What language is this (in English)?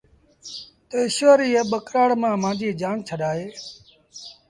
Sindhi Bhil